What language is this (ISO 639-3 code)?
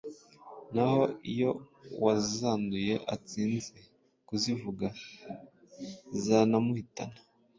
kin